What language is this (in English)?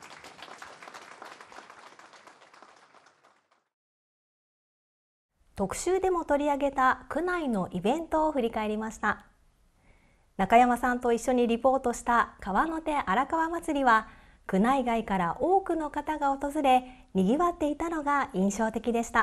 Japanese